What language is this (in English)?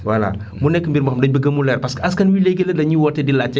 Wolof